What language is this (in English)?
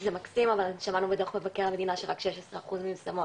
Hebrew